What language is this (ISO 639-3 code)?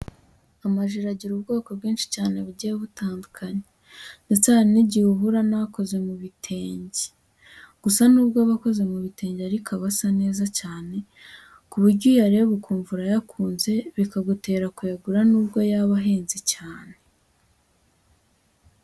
kin